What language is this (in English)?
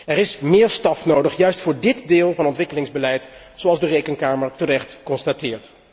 Dutch